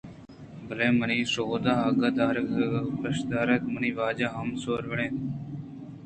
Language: Eastern Balochi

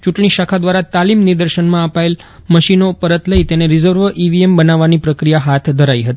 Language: Gujarati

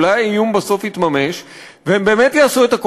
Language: Hebrew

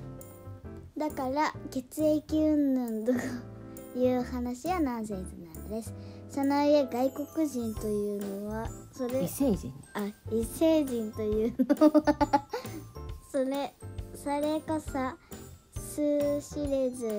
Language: Japanese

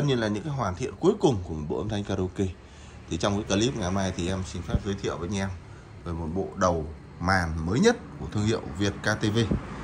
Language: Vietnamese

